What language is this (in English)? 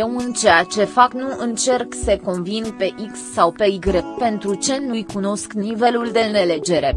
Romanian